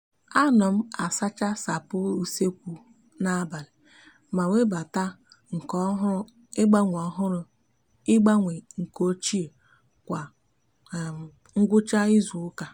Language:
Igbo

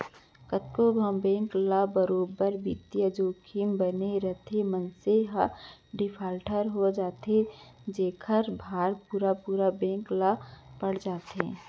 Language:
Chhattisgarhi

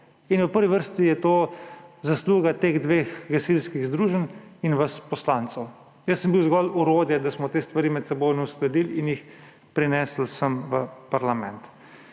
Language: Slovenian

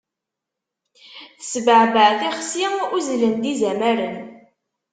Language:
Kabyle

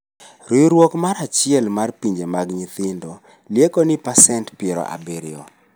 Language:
Luo (Kenya and Tanzania)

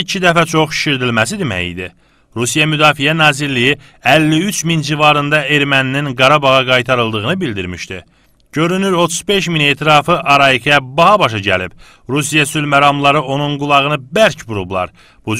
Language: Turkish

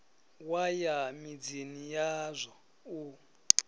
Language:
Venda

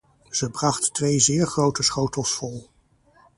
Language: Dutch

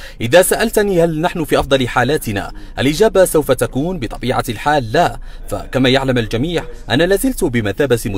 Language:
Arabic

